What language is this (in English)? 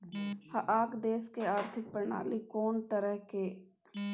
Maithili